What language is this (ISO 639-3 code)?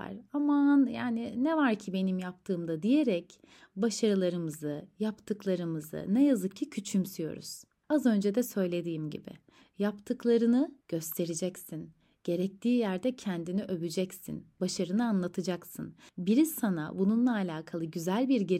tur